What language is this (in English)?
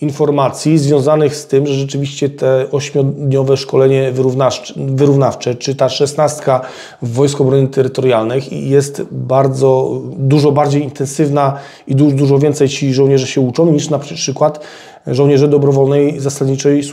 Polish